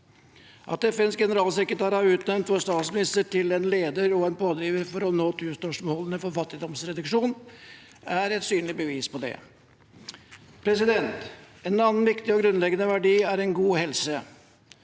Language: Norwegian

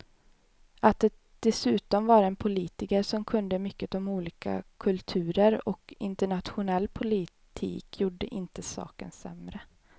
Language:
Swedish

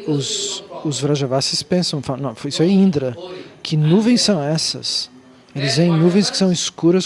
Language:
Portuguese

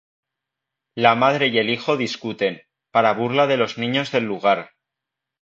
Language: Spanish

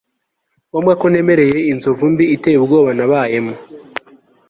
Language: Kinyarwanda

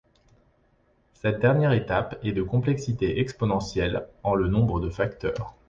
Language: French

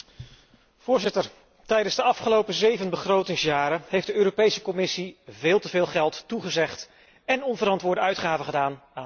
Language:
Dutch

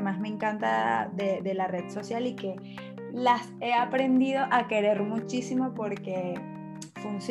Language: Spanish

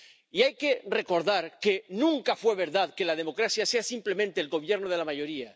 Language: Spanish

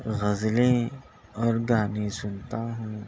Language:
Urdu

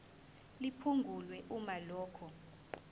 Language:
Zulu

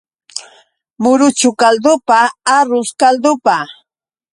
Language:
Yauyos Quechua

